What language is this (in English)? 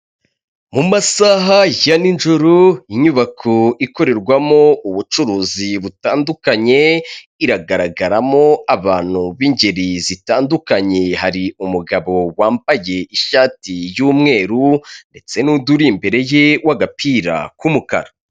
Kinyarwanda